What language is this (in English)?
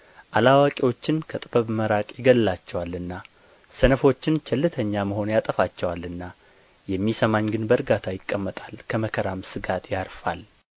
Amharic